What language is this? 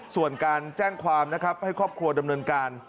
Thai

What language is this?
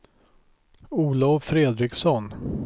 Swedish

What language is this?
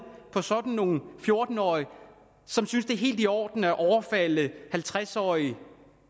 Danish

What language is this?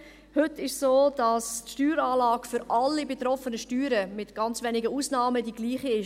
Swiss German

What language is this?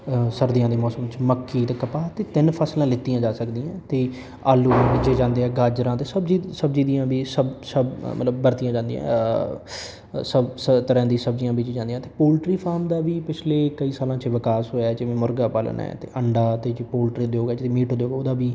Punjabi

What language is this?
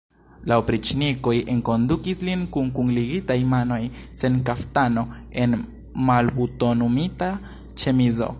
Esperanto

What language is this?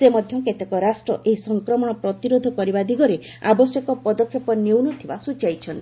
Odia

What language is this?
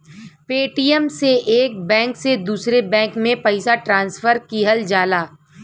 Bhojpuri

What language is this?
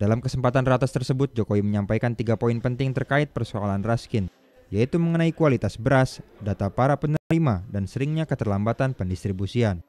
Indonesian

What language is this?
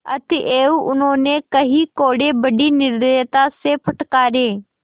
Hindi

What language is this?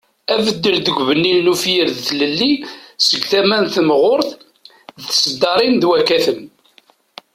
Kabyle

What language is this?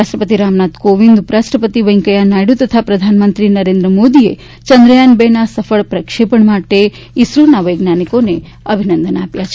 Gujarati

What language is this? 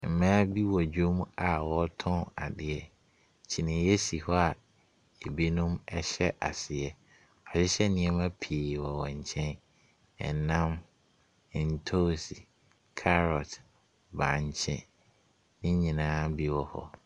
Akan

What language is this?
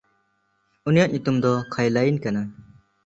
Santali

